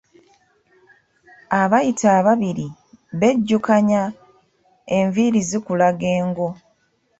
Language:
Ganda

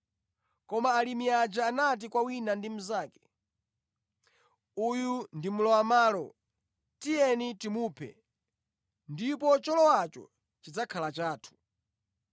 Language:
Nyanja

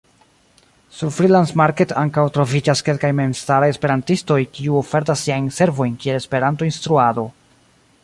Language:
Esperanto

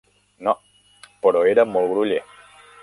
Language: Catalan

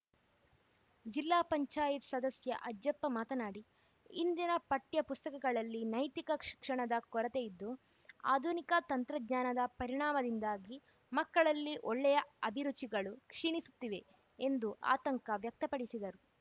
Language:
Kannada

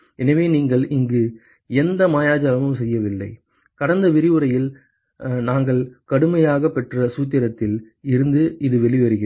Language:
Tamil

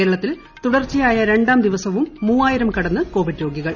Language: Malayalam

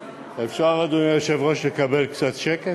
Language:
Hebrew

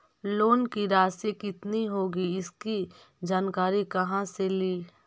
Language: Magahi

